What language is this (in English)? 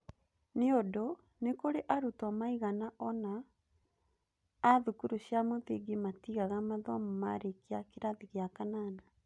Kikuyu